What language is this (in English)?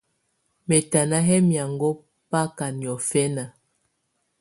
Tunen